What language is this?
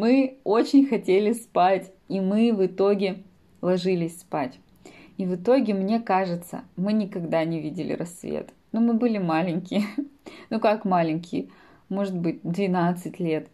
Russian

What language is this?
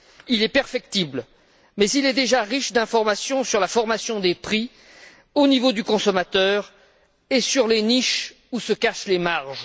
French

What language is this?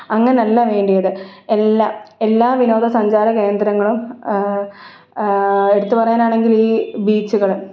Malayalam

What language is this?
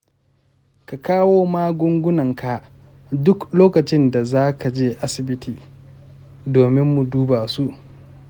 Hausa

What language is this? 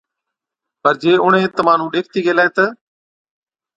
Od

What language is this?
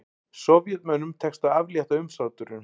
Icelandic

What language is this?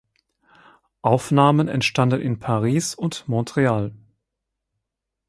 German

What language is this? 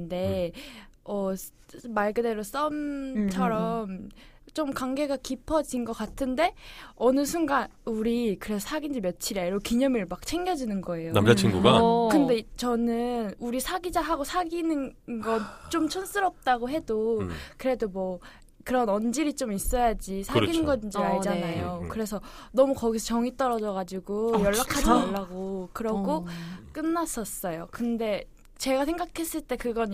Korean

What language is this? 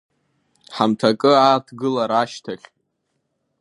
Abkhazian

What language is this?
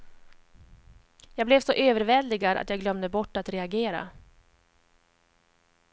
Swedish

